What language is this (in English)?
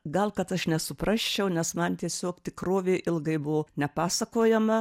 Lithuanian